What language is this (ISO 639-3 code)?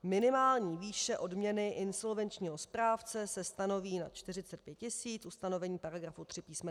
ces